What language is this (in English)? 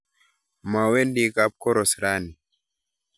Kalenjin